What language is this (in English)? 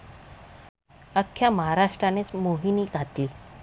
Marathi